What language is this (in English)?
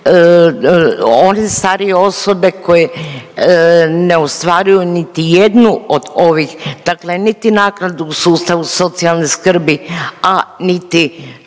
Croatian